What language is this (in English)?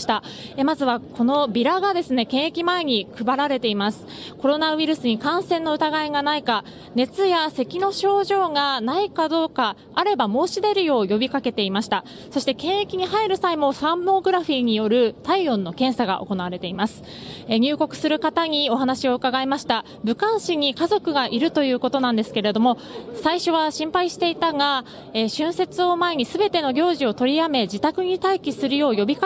Japanese